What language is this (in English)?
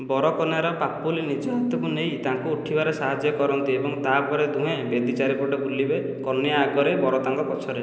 Odia